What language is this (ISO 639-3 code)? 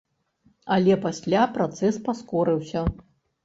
bel